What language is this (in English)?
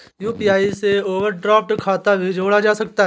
Hindi